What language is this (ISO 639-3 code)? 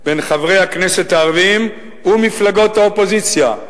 heb